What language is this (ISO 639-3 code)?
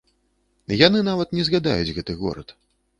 bel